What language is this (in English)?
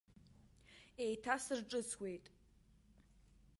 Abkhazian